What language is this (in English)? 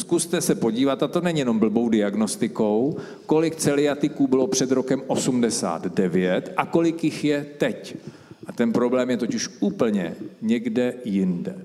Czech